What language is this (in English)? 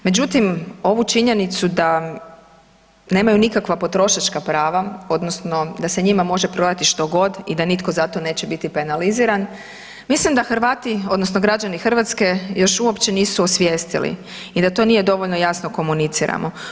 Croatian